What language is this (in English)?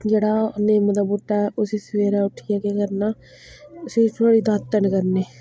Dogri